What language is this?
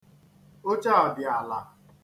Igbo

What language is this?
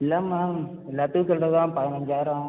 Tamil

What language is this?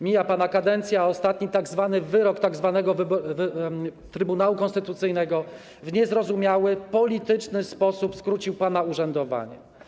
Polish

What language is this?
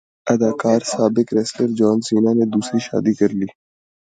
Urdu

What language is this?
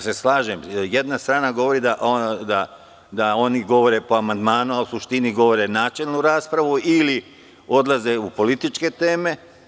Serbian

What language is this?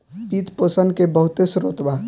Bhojpuri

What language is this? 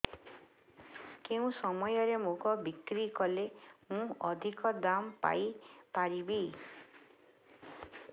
Odia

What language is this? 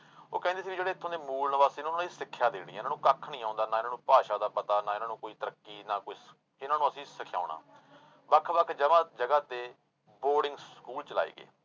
Punjabi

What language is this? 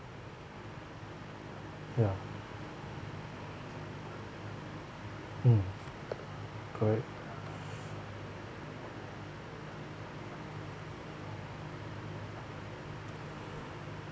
English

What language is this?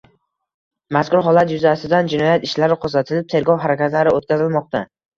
Uzbek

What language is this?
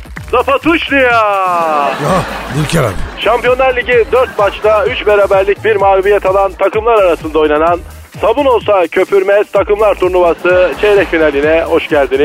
Turkish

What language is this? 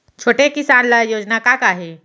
Chhattisgarhi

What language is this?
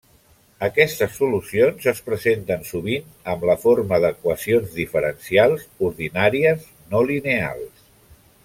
Catalan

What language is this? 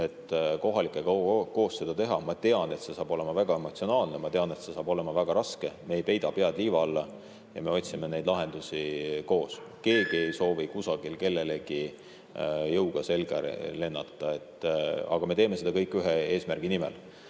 Estonian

